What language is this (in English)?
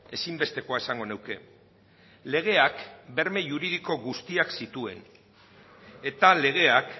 Basque